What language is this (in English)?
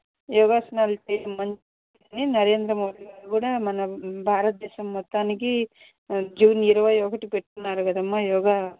Telugu